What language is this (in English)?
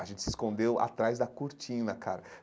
Portuguese